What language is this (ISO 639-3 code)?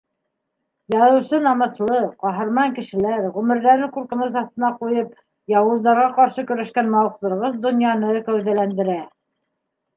bak